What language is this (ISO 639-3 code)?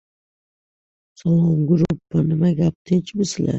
uzb